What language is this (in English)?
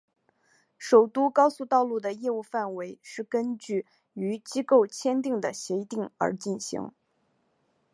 Chinese